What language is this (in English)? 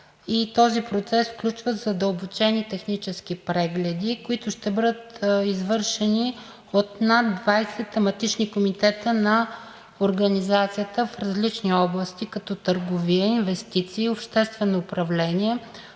Bulgarian